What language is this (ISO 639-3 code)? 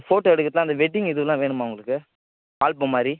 tam